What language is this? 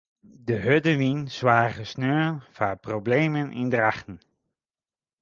Western Frisian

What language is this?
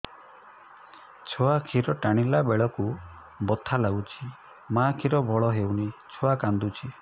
Odia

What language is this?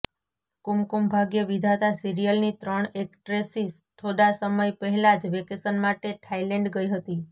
Gujarati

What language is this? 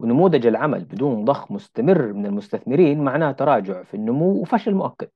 Arabic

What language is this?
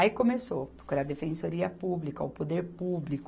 Portuguese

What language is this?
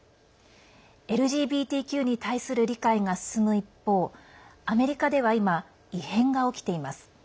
Japanese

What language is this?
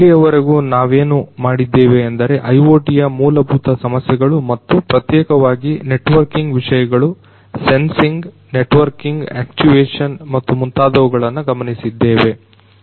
Kannada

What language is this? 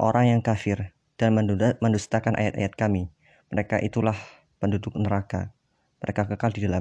Indonesian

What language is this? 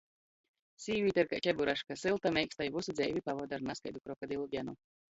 Latgalian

